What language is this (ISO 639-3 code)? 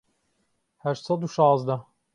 ckb